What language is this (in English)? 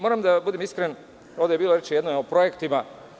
Serbian